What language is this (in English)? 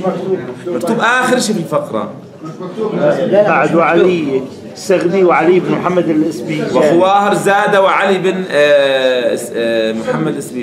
Arabic